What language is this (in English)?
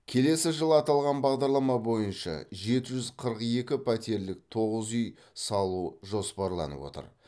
Kazakh